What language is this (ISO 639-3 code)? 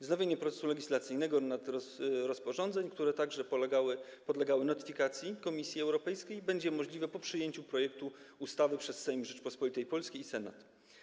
pol